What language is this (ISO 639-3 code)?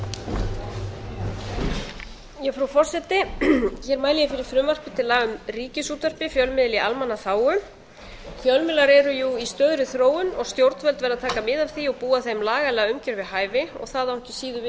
isl